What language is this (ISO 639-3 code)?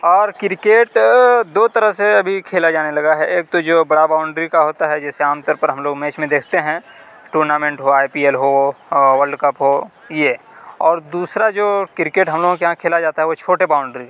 urd